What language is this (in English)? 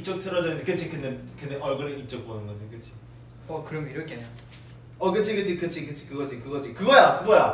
Korean